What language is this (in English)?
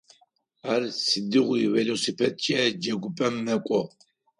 Adyghe